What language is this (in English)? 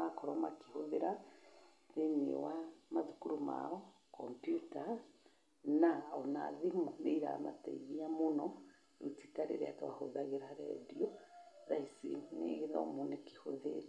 Kikuyu